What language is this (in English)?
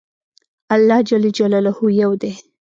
Pashto